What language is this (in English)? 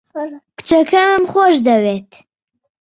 Central Kurdish